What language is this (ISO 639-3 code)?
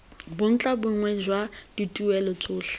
tsn